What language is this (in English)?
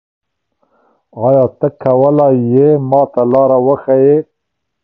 Pashto